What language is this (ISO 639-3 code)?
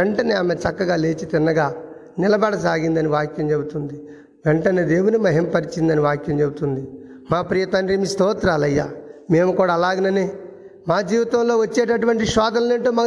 tel